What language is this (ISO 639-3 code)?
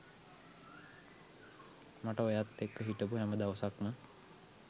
sin